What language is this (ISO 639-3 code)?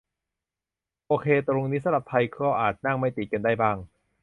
tha